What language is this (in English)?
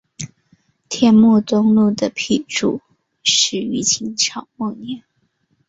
Chinese